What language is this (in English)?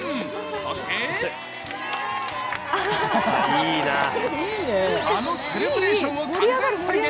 Japanese